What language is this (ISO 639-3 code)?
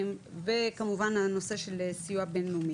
heb